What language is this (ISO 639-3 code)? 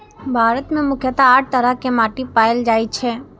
mai